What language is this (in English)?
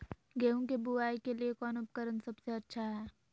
Magahi